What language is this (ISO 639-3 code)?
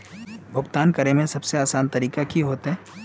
mag